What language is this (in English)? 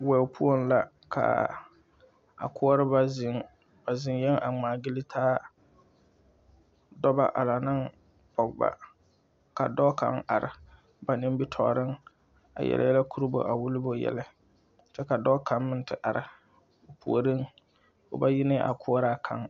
Southern Dagaare